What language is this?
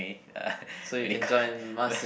English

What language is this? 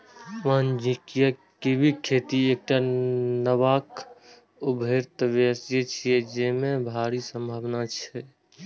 Maithili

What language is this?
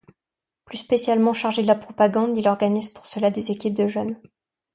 French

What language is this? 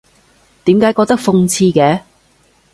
Cantonese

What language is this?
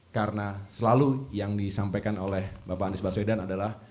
Indonesian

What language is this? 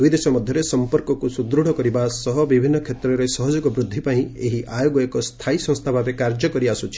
Odia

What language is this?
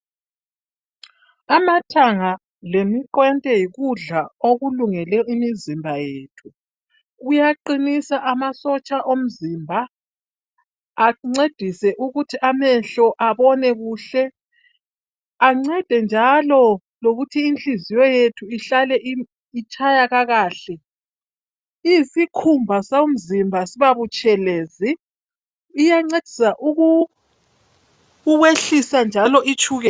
North Ndebele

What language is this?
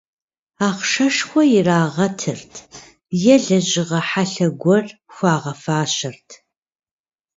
Kabardian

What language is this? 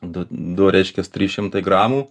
Lithuanian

